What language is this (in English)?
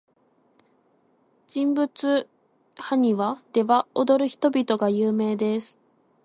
Japanese